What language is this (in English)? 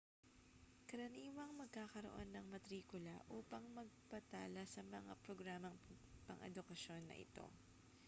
Filipino